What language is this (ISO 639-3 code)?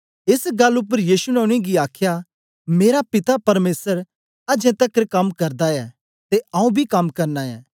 doi